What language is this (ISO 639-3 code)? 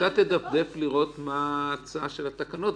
heb